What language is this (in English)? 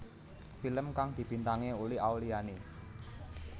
Javanese